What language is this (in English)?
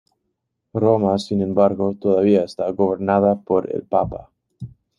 Spanish